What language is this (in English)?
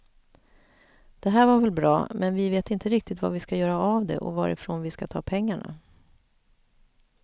Swedish